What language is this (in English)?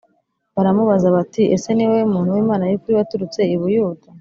Kinyarwanda